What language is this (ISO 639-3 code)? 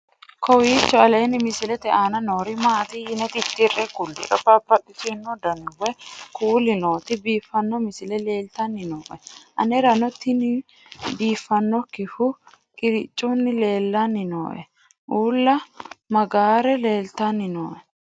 sid